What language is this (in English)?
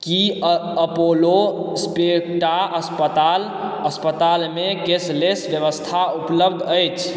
Maithili